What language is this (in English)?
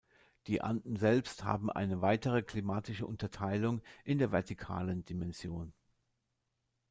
German